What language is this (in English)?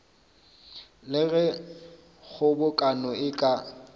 Northern Sotho